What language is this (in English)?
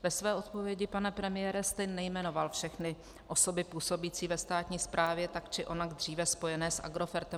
Czech